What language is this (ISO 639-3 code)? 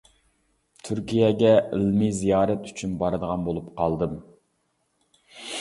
uig